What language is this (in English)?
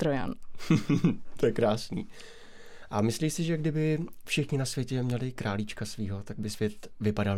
Czech